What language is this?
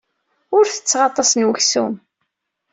Kabyle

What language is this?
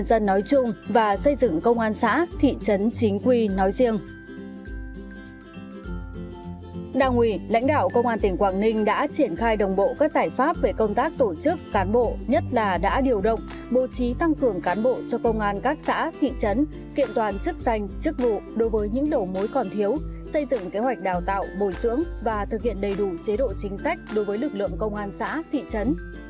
Vietnamese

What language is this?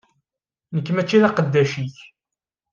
Kabyle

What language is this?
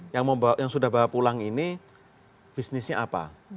Indonesian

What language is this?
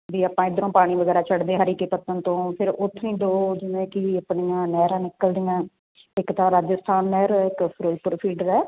Punjabi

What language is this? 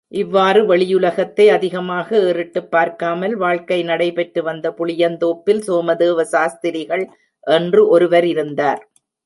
Tamil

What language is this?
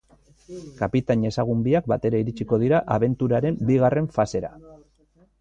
Basque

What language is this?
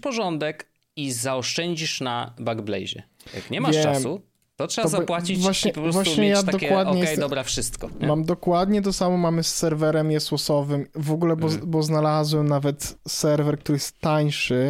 Polish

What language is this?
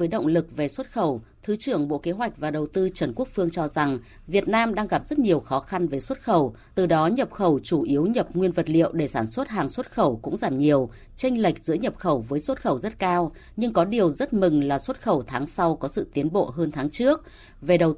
Vietnamese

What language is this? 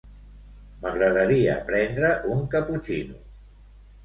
Catalan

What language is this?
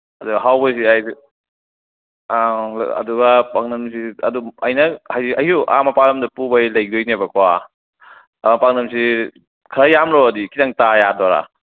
Manipuri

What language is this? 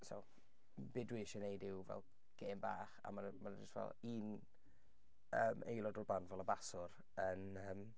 Welsh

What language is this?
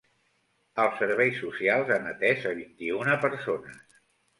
Catalan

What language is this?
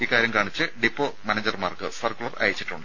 Malayalam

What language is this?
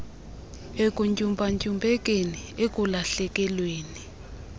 Xhosa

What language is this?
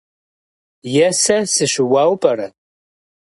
Kabardian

